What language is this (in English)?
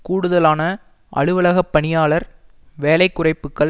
Tamil